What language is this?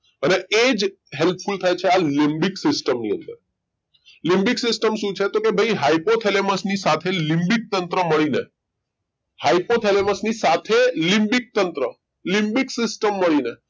Gujarati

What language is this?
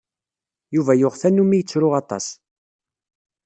Kabyle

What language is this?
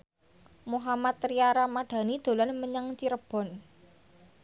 Javanese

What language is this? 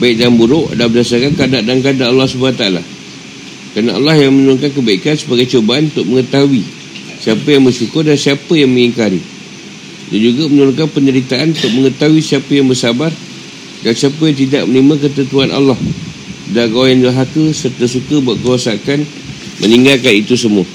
Malay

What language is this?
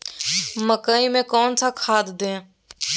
Magahi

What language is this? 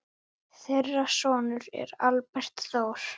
Icelandic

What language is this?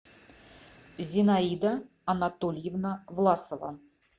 Russian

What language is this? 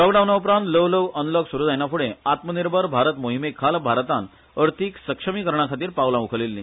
Konkani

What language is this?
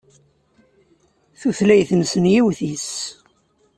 Kabyle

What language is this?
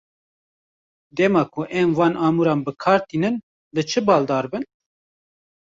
Kurdish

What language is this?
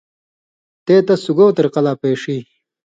Indus Kohistani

